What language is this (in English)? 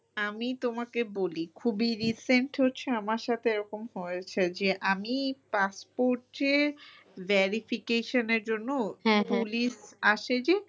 Bangla